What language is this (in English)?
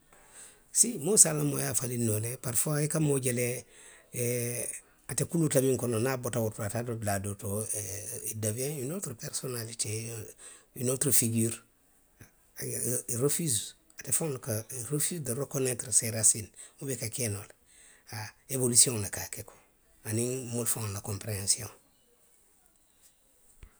Western Maninkakan